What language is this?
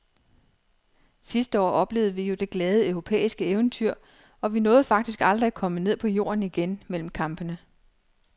Danish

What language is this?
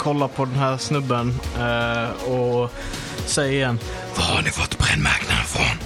Swedish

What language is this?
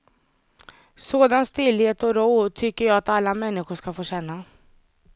Swedish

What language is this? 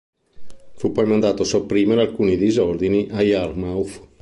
Italian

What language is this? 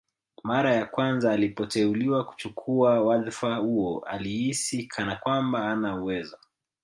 Swahili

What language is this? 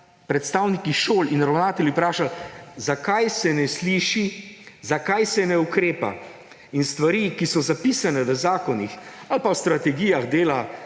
Slovenian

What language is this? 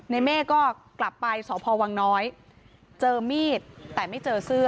Thai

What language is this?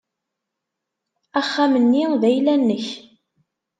Kabyle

